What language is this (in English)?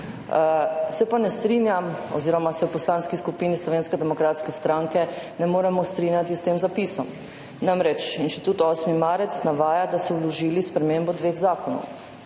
Slovenian